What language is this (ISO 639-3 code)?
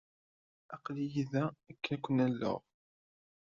kab